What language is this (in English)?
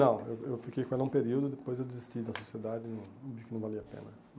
Portuguese